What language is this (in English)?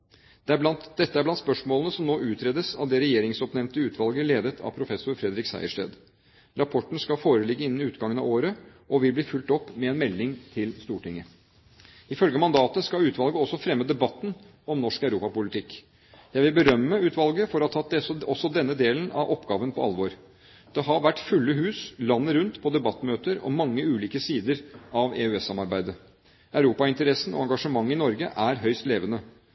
Norwegian Bokmål